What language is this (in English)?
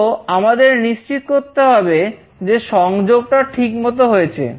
Bangla